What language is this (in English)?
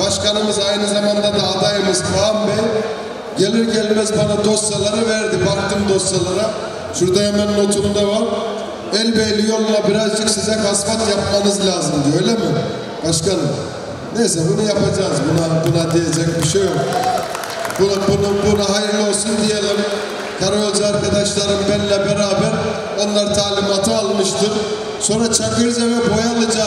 Turkish